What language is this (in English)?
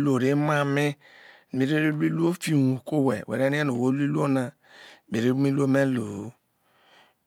Isoko